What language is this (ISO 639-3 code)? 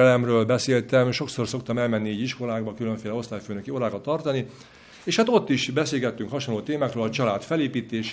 hun